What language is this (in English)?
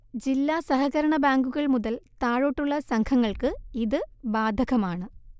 Malayalam